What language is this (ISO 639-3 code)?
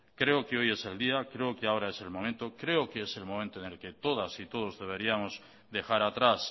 spa